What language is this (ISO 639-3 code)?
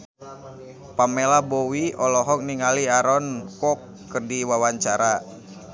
sun